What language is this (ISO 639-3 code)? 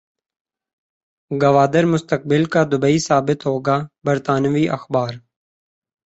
urd